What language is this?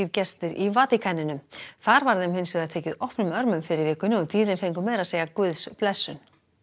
Icelandic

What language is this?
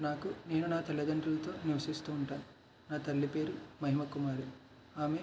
Telugu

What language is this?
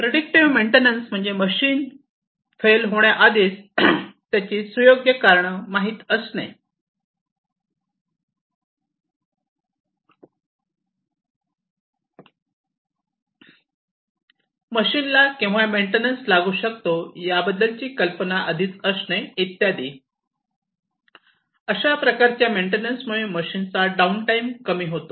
Marathi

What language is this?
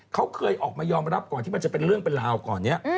Thai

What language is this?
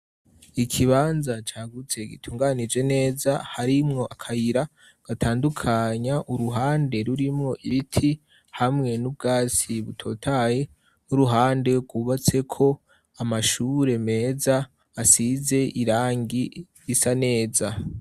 Rundi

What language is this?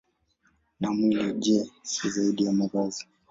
Swahili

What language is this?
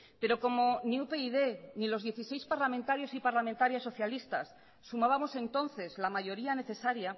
Spanish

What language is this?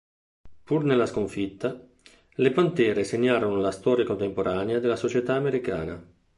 Italian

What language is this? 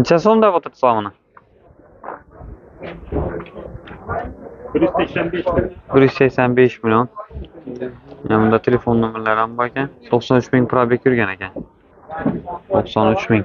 Turkish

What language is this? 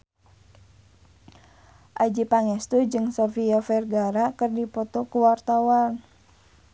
Sundanese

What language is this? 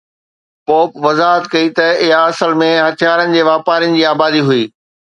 Sindhi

